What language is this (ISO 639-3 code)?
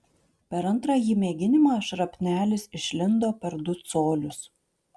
lit